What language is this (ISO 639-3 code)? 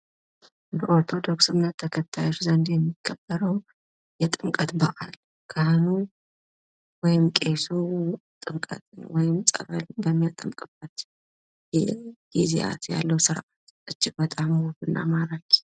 amh